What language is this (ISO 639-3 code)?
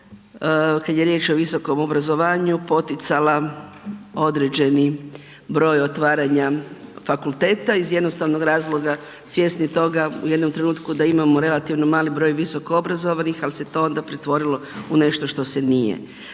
hrv